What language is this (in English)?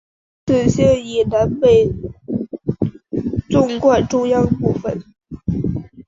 Chinese